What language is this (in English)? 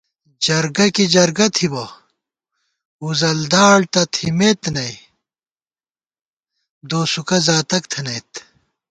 Gawar-Bati